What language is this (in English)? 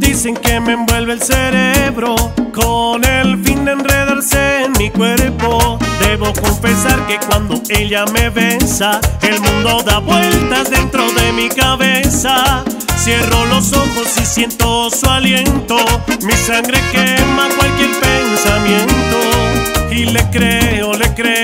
Romanian